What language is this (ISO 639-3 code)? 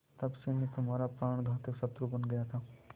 hin